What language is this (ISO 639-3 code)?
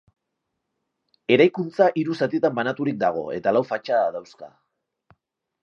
eus